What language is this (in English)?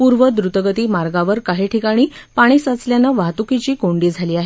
Marathi